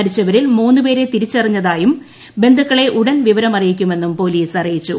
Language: Malayalam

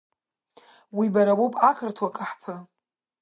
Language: Abkhazian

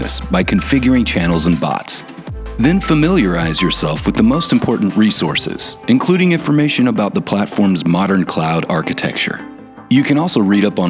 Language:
English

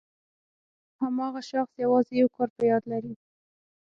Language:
Pashto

